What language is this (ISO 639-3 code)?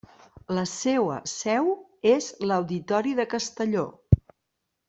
cat